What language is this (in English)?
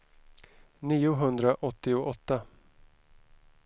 Swedish